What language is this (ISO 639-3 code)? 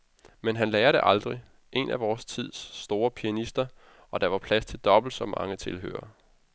dan